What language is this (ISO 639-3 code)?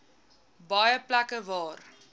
afr